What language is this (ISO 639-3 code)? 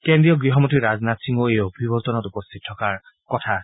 asm